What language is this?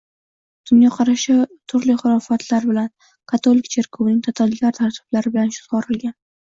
Uzbek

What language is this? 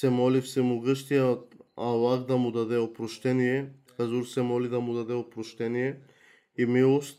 Bulgarian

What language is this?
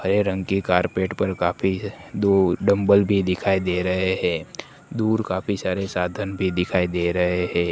Hindi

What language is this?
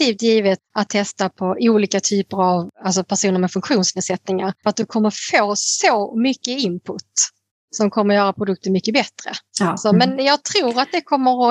Swedish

